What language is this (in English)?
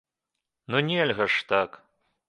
Belarusian